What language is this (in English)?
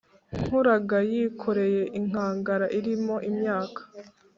Kinyarwanda